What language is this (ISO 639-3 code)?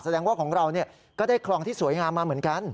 tha